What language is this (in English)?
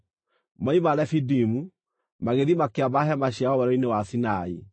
Kikuyu